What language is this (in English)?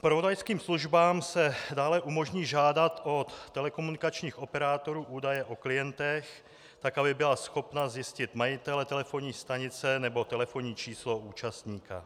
Czech